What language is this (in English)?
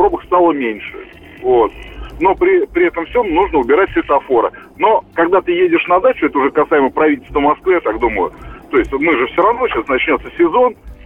Russian